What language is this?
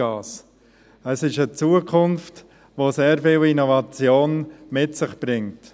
Swiss German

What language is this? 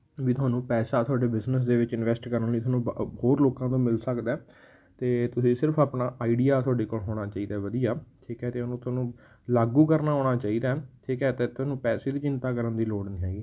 Punjabi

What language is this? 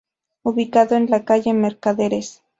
Spanish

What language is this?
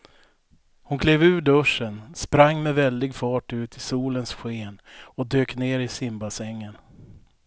Swedish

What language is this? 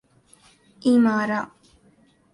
Urdu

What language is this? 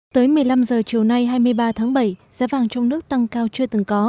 Vietnamese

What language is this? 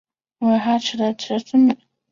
Chinese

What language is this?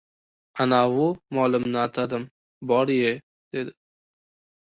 Uzbek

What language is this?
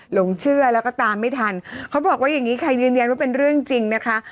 Thai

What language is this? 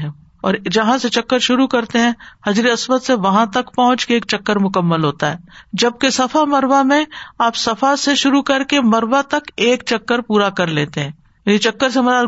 Urdu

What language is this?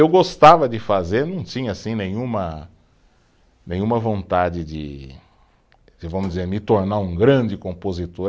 Portuguese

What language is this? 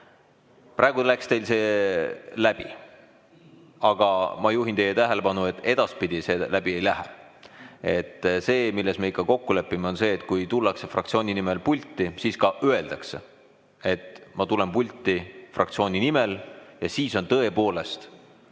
Estonian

